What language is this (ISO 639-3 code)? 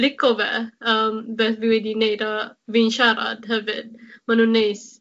cym